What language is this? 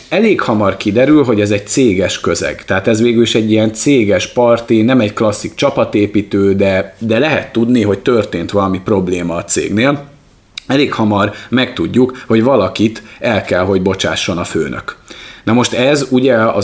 Hungarian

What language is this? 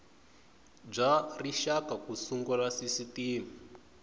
Tsonga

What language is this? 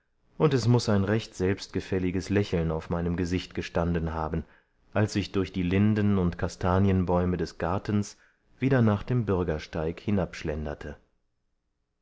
German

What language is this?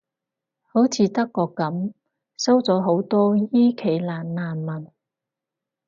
Cantonese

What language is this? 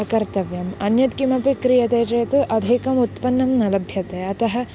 Sanskrit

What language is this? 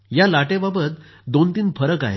Marathi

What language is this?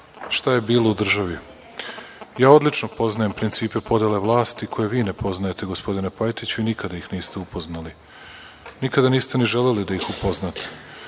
Serbian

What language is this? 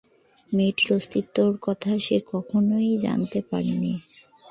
Bangla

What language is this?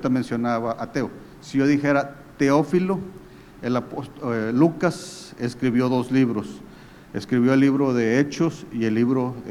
Spanish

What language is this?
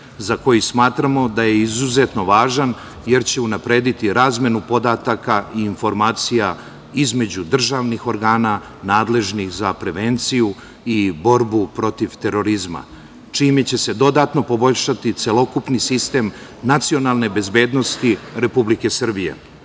Serbian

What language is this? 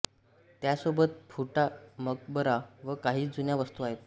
Marathi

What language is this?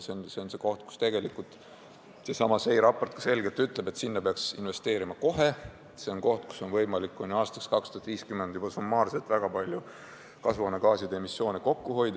Estonian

